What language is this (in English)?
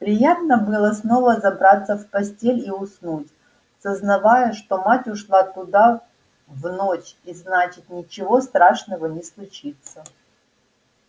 Russian